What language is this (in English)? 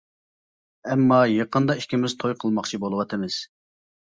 Uyghur